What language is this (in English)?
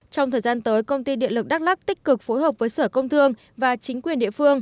Vietnamese